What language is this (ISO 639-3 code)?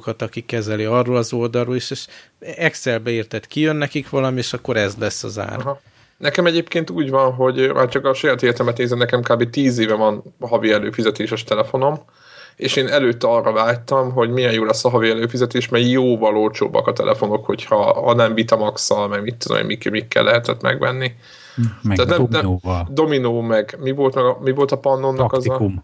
hun